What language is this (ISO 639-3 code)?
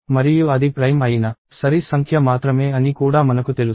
tel